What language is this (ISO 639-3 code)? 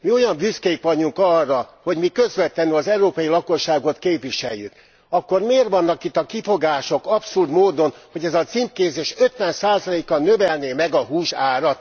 hun